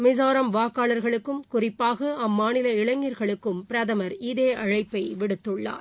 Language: Tamil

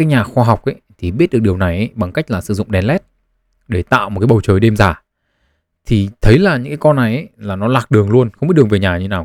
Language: Vietnamese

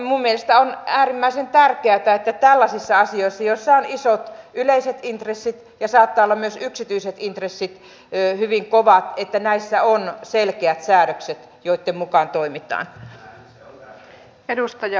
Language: Finnish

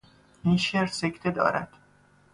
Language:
Persian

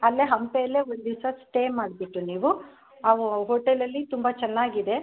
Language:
Kannada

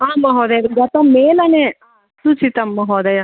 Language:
Sanskrit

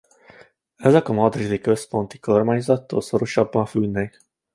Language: Hungarian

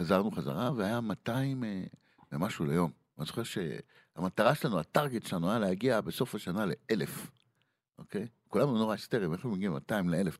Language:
Hebrew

